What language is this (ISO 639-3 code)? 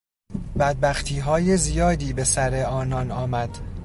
fas